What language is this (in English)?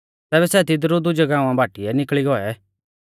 Mahasu Pahari